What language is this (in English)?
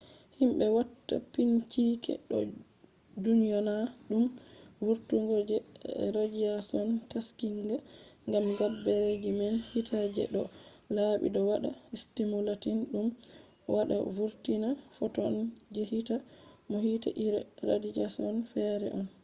Fula